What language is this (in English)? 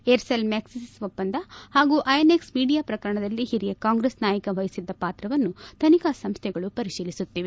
Kannada